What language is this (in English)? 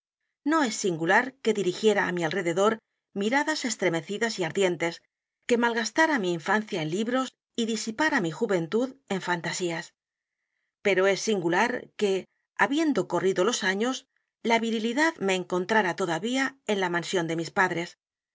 Spanish